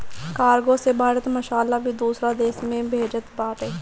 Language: Bhojpuri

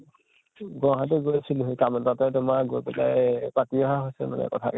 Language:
Assamese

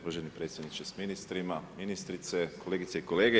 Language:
Croatian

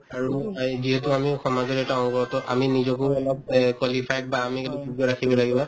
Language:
Assamese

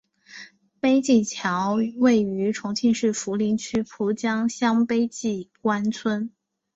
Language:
Chinese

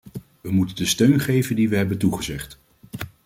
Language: Dutch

